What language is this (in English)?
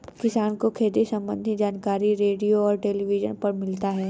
Hindi